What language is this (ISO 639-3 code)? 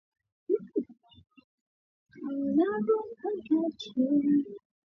swa